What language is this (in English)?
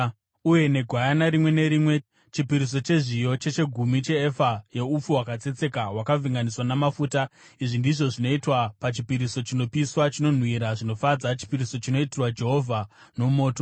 Shona